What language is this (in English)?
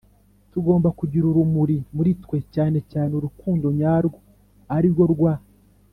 Kinyarwanda